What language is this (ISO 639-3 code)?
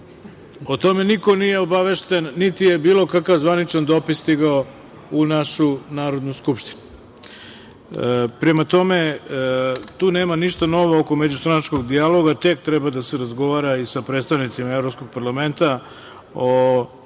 srp